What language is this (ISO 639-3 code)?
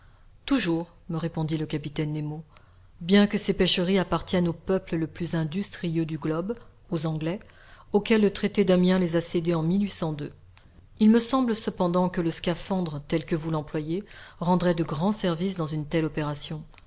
fra